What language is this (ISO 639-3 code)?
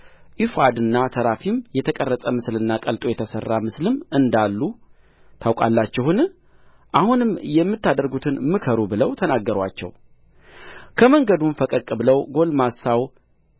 amh